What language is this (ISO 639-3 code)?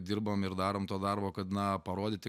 lit